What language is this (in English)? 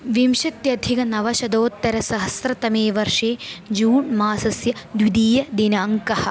Sanskrit